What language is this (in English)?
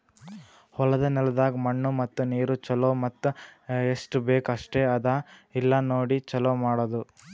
Kannada